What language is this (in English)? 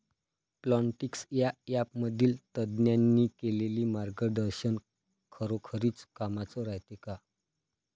Marathi